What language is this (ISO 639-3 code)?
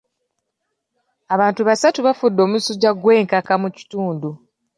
lug